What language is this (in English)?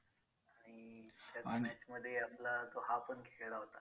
Marathi